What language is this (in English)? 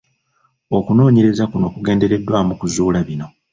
Ganda